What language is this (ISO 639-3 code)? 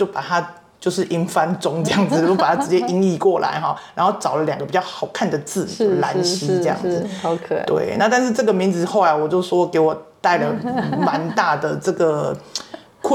zho